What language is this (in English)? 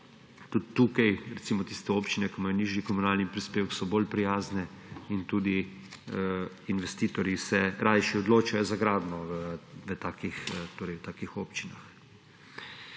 Slovenian